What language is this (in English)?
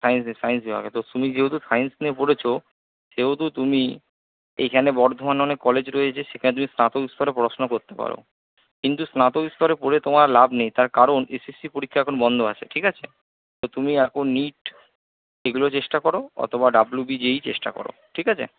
Bangla